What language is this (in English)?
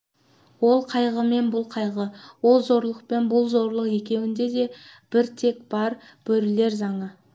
Kazakh